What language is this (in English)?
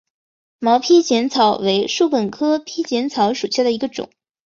Chinese